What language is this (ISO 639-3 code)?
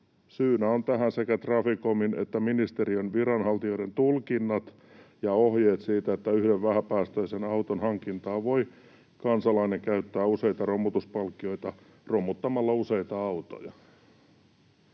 fin